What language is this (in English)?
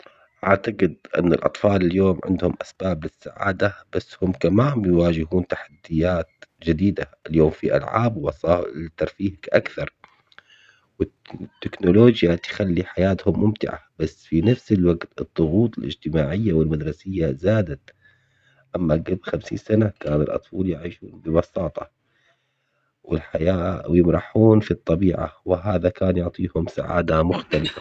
Omani Arabic